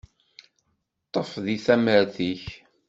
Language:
Kabyle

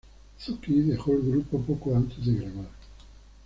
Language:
Spanish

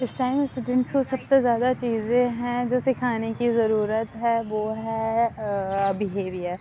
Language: Urdu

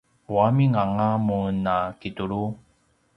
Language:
Paiwan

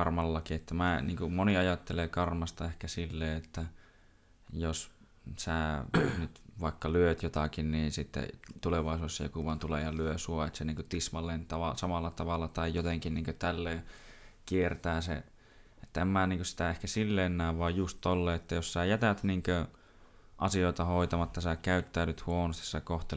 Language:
Finnish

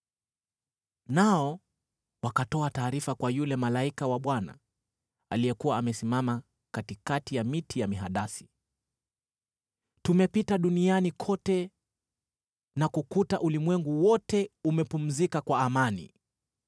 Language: Swahili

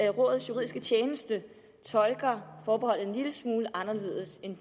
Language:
Danish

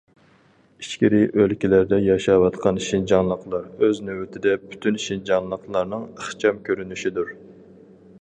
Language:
Uyghur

